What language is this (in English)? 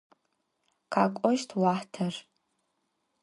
Adyghe